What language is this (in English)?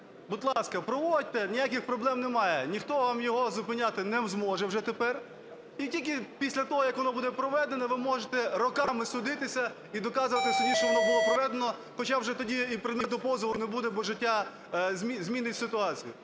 Ukrainian